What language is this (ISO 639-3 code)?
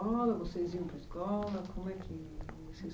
por